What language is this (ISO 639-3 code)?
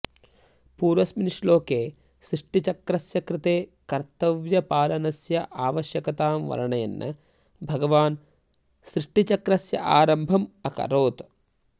san